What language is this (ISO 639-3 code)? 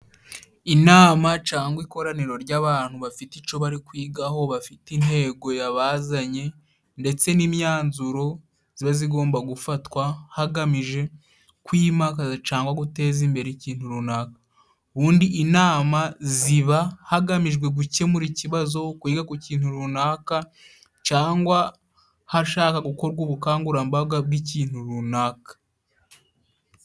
kin